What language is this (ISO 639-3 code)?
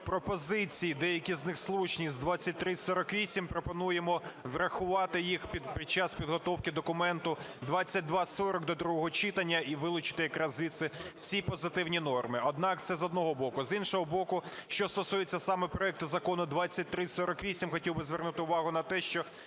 ukr